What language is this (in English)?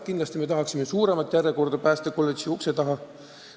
Estonian